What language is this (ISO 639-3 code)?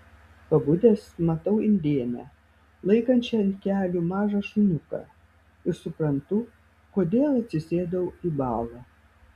lit